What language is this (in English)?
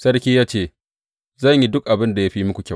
Hausa